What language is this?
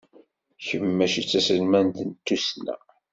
Kabyle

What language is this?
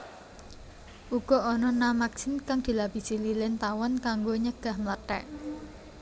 Javanese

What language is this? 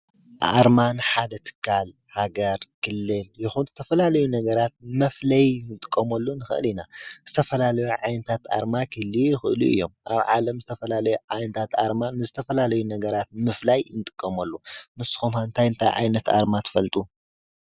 Tigrinya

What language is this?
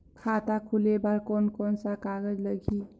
Chhattisgarhi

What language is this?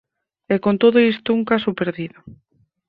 Galician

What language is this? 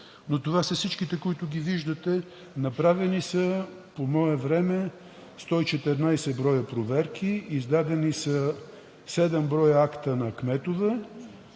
Bulgarian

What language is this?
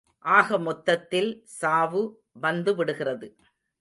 Tamil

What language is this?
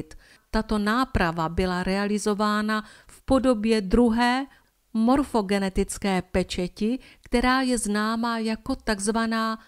Czech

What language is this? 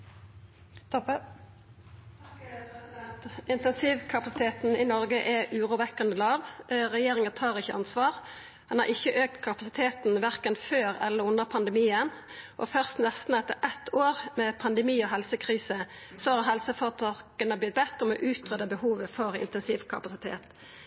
Norwegian Nynorsk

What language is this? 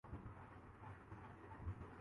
Urdu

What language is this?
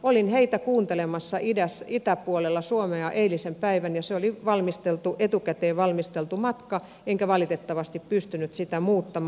Finnish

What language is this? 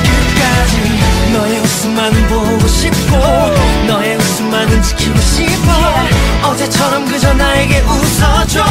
Korean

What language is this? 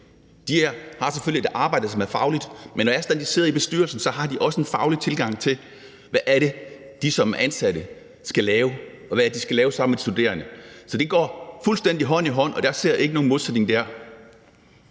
Danish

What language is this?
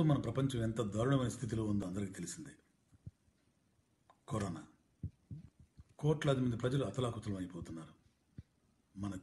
Turkish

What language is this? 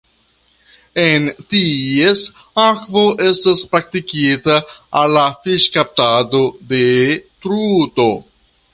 Esperanto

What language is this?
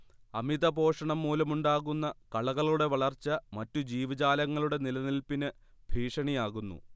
Malayalam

